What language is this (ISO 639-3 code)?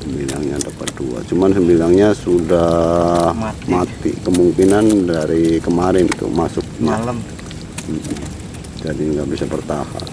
ind